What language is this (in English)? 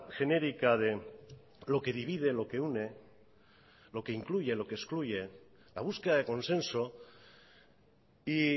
Spanish